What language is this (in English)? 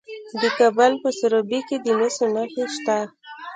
Pashto